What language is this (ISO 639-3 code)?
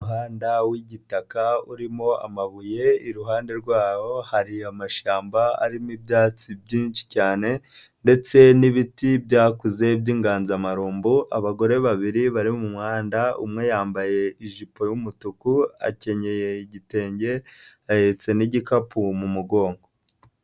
kin